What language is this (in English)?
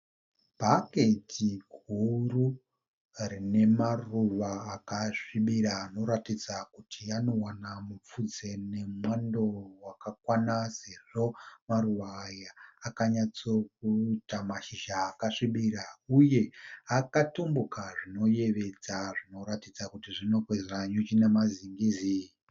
Shona